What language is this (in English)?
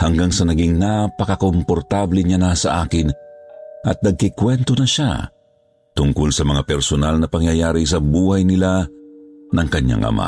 Filipino